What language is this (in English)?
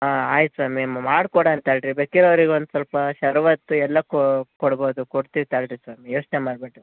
Kannada